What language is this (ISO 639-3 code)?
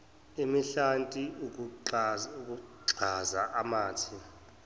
zul